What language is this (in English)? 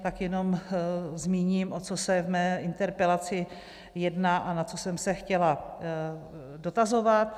Czech